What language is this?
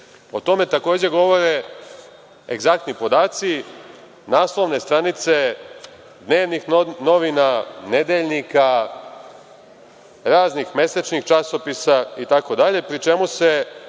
Serbian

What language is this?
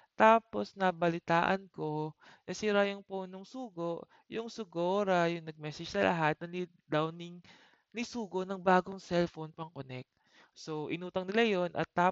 Filipino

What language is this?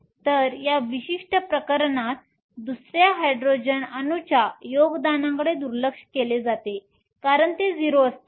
Marathi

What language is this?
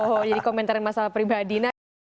Indonesian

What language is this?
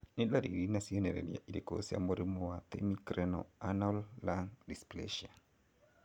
Kikuyu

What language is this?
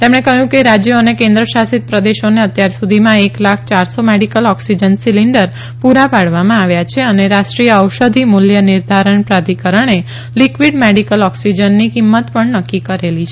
Gujarati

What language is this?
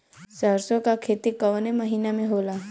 Bhojpuri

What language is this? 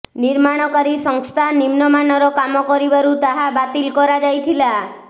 Odia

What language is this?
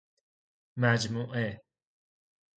Persian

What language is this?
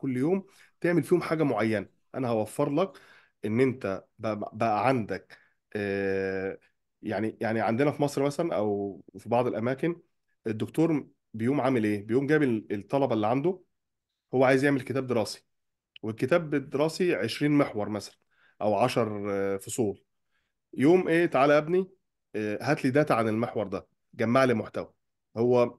Arabic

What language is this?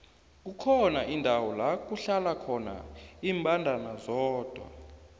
South Ndebele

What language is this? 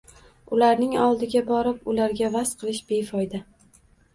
Uzbek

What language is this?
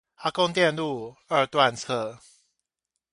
Chinese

